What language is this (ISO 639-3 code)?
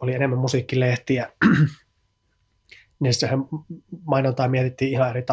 fin